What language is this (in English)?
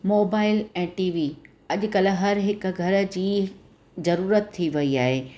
Sindhi